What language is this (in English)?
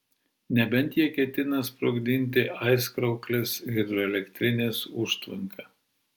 Lithuanian